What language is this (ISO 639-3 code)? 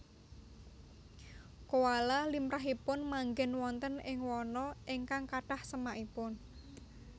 jav